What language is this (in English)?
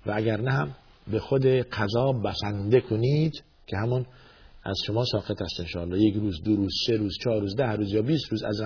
Persian